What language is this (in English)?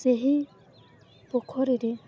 Odia